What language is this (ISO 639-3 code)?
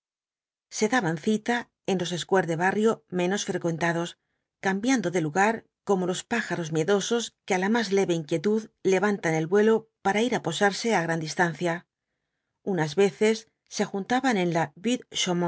spa